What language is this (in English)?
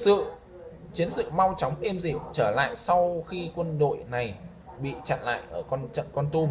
Vietnamese